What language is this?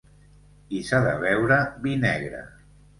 Catalan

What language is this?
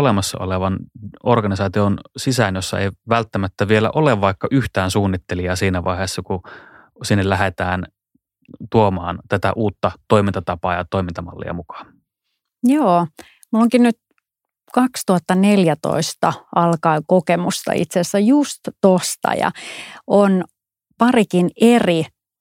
Finnish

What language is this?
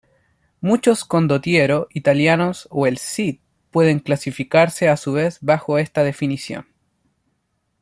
Spanish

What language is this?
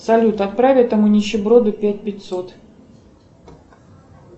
Russian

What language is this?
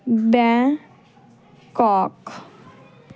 Punjabi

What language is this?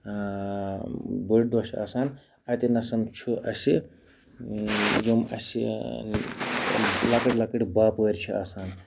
Kashmiri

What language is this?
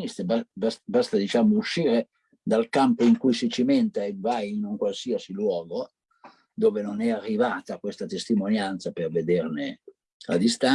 Italian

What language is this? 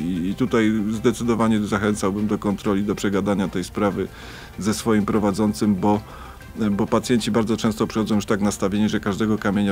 Polish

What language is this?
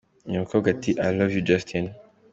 Kinyarwanda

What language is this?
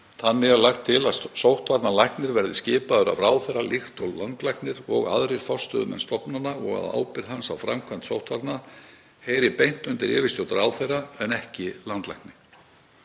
Icelandic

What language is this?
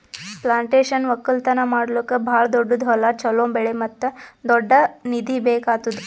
Kannada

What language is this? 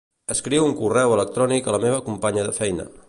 Catalan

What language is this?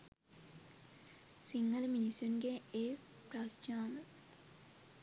Sinhala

